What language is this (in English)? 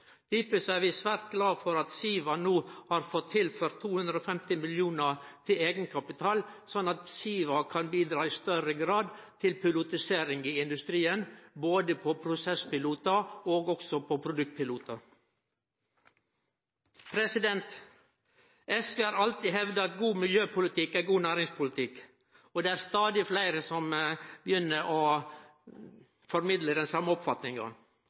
Norwegian Nynorsk